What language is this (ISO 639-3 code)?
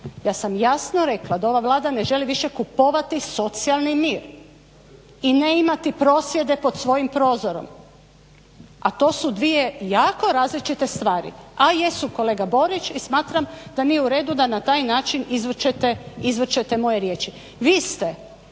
hrv